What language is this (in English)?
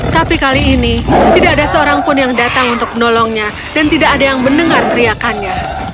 Indonesian